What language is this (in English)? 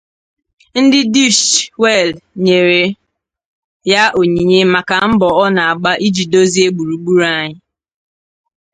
Igbo